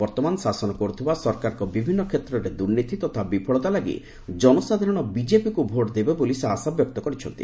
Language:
Odia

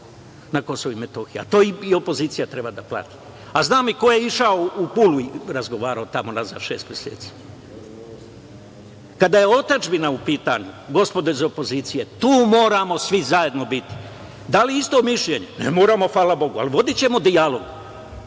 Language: Serbian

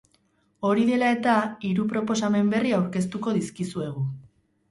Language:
Basque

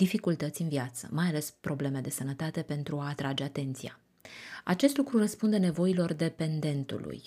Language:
Romanian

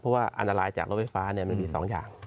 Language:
Thai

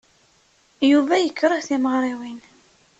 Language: Kabyle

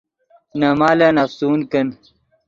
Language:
Yidgha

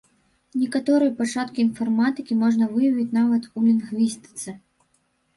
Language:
Belarusian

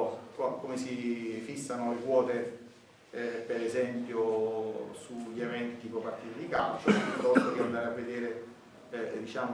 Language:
Italian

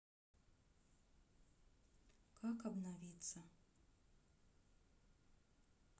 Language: Russian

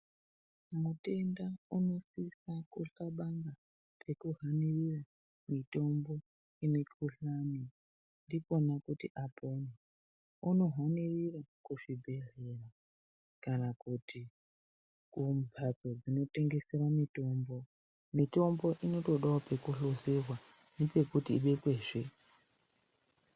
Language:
Ndau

